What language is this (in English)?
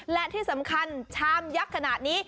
Thai